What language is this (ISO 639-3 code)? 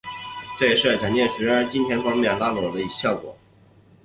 zho